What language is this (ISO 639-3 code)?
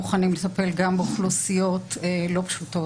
heb